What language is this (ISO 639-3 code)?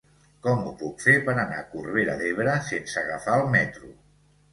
cat